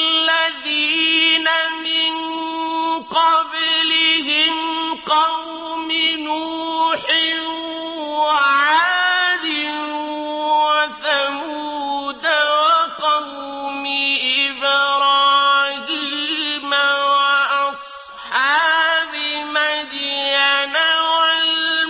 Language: Arabic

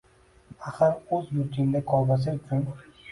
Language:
Uzbek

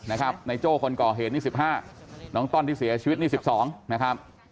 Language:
Thai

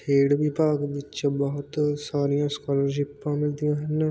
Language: Punjabi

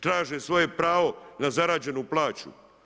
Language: Croatian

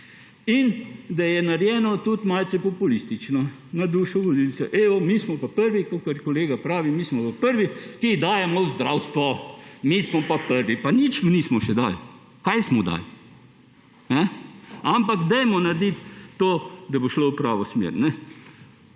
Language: Slovenian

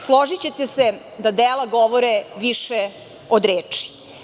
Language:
Serbian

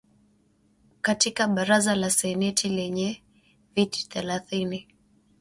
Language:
Swahili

